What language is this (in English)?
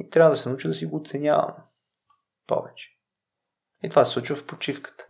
Bulgarian